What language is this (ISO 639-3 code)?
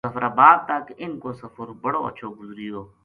gju